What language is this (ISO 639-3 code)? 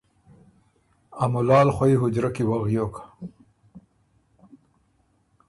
oru